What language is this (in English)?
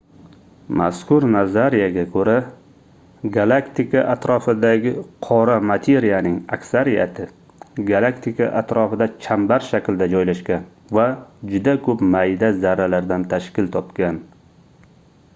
Uzbek